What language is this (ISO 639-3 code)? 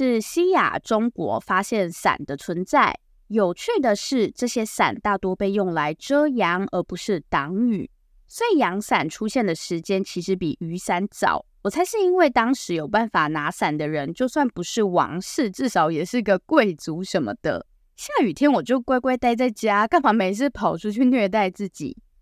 zho